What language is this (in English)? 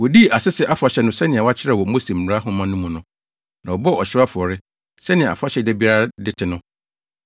Akan